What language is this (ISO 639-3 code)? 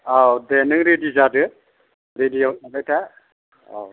brx